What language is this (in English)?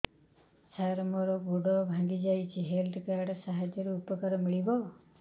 Odia